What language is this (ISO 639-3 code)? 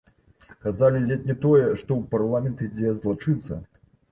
bel